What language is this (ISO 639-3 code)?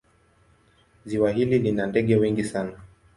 swa